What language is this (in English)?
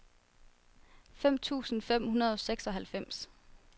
Danish